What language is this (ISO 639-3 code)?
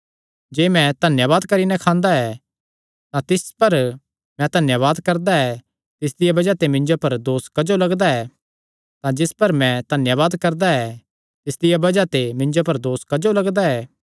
xnr